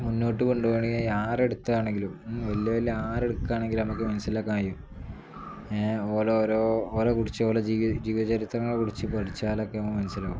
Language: Malayalam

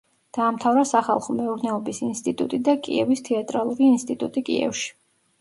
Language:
Georgian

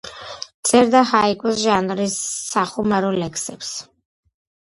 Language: Georgian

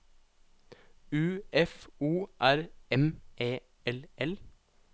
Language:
Norwegian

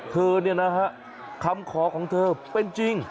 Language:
Thai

